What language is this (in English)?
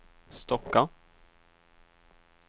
Swedish